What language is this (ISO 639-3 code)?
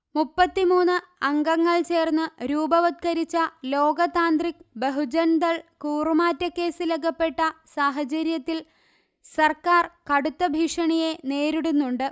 mal